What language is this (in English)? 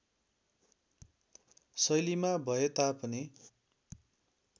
Nepali